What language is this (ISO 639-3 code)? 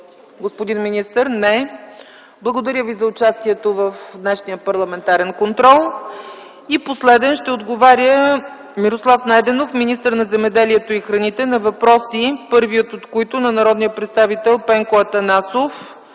bul